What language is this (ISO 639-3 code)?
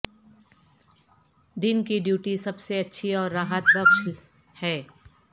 urd